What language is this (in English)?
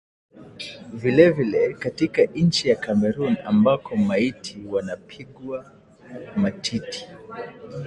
Swahili